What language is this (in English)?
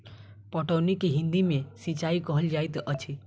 Maithili